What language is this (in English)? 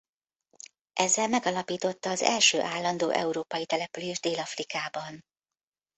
Hungarian